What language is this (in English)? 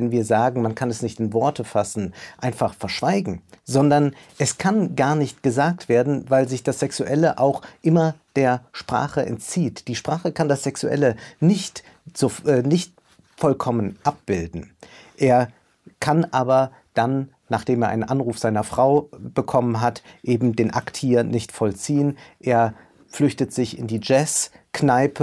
German